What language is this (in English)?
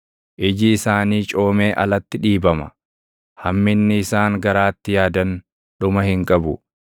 Oromo